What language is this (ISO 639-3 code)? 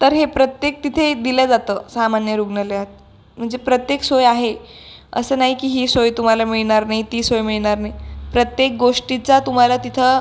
mar